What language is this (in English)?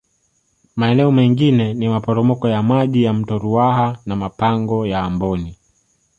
Swahili